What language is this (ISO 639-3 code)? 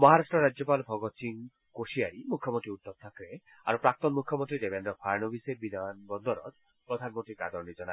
asm